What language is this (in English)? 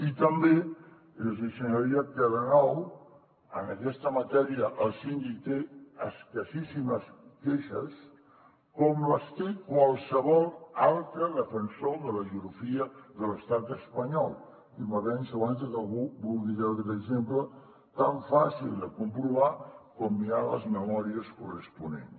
Catalan